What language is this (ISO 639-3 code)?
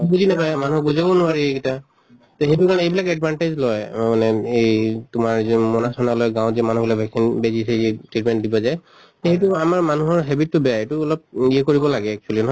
asm